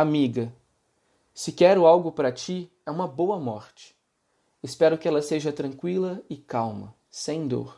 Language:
Portuguese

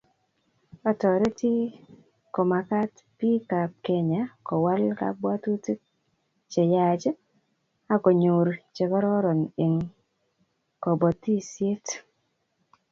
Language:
Kalenjin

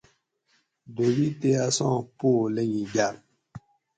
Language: Gawri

